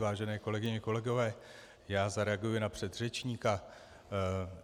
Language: Czech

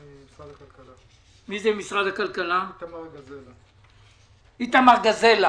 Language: Hebrew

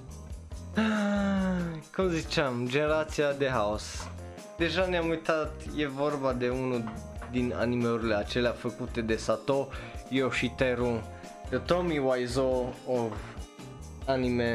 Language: Romanian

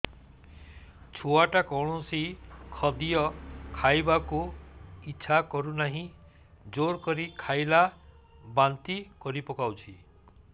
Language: Odia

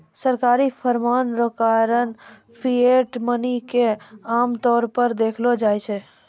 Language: Maithili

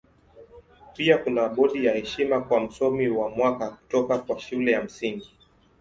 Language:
Swahili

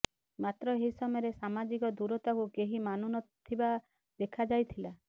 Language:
Odia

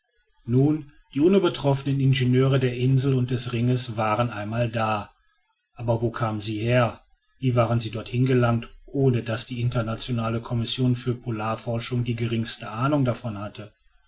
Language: German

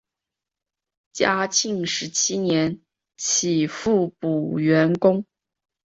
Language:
Chinese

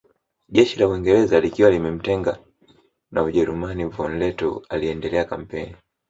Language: Swahili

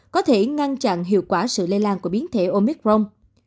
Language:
Vietnamese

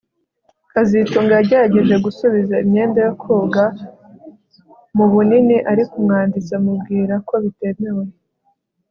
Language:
Kinyarwanda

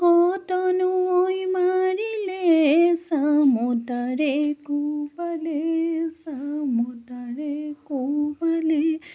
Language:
Assamese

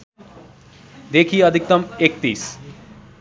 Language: Nepali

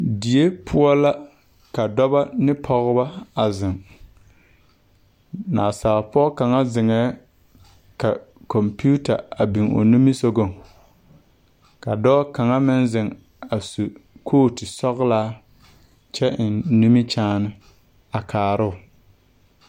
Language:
Southern Dagaare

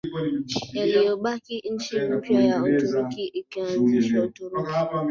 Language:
Swahili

